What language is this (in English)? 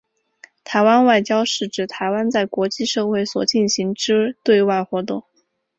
Chinese